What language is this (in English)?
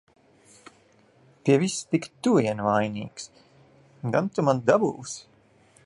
Latvian